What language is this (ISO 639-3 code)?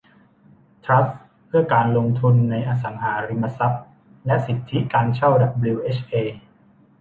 tha